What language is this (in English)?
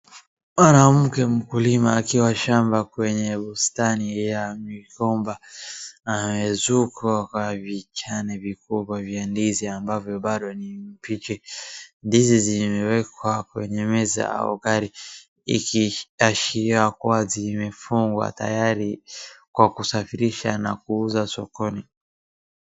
Swahili